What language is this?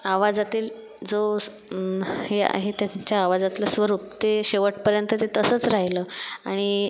Marathi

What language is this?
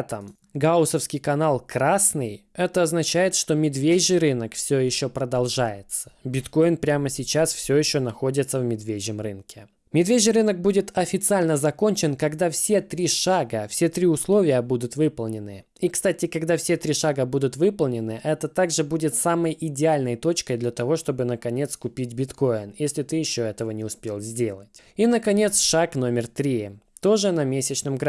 Russian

